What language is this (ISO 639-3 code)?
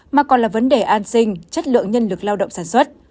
vie